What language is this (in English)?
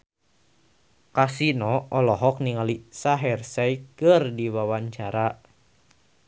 Sundanese